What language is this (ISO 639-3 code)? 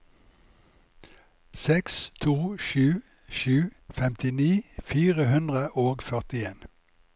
nor